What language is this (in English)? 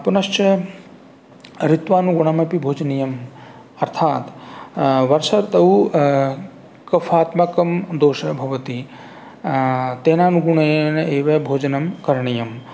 Sanskrit